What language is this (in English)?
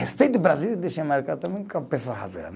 Portuguese